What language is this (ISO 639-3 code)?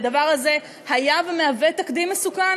heb